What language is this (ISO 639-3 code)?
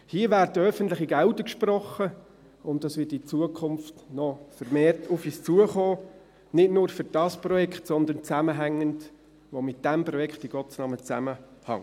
gsw